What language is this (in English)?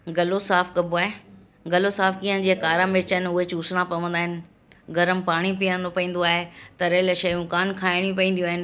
Sindhi